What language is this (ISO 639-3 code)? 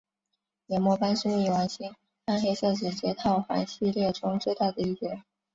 zho